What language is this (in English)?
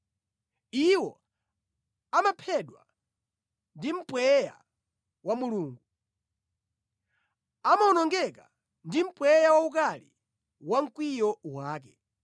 Nyanja